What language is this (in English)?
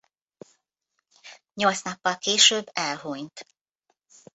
Hungarian